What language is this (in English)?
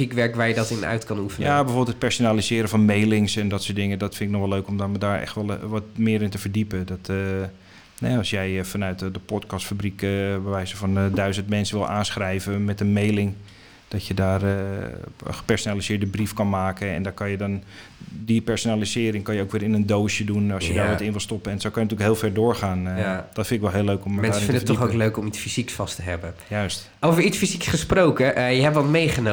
Dutch